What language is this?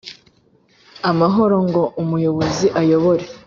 Kinyarwanda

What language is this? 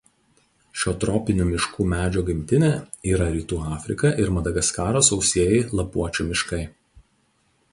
Lithuanian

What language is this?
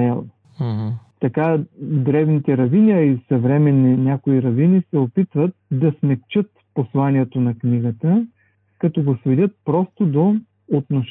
Bulgarian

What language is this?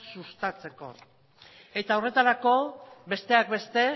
Basque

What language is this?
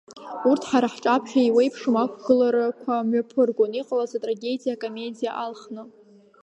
Abkhazian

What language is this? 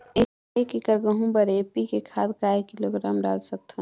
Chhattisgarhi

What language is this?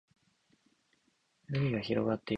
Japanese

